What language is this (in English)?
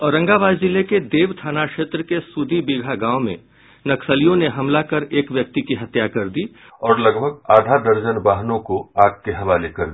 Hindi